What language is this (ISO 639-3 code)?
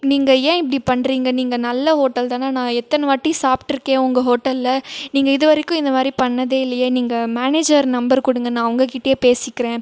tam